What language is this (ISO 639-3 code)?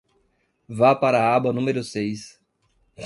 por